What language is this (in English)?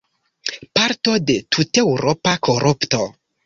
Esperanto